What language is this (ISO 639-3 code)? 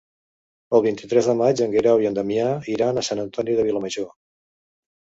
cat